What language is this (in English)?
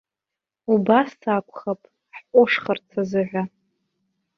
Abkhazian